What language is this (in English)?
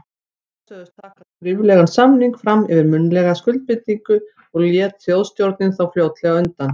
Icelandic